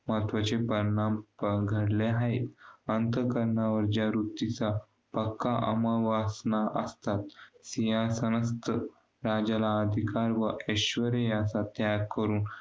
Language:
Marathi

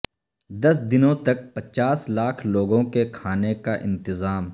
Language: Urdu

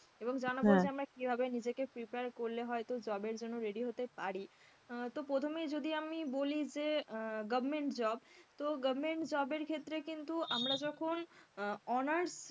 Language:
Bangla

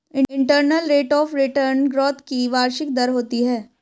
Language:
Hindi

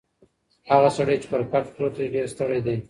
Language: Pashto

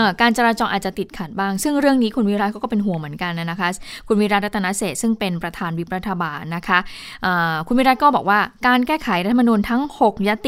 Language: Thai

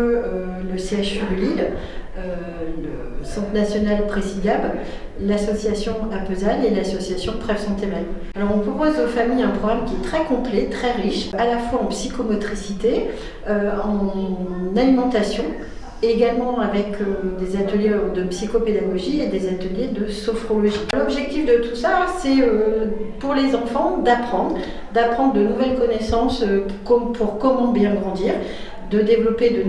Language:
French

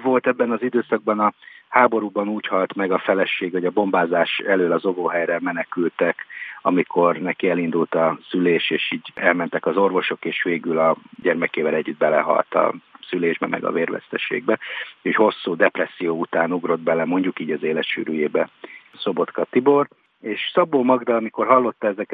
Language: Hungarian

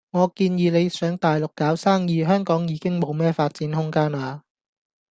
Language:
Cantonese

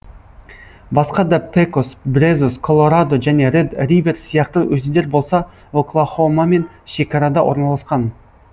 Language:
Kazakh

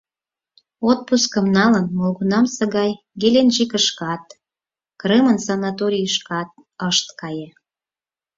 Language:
Mari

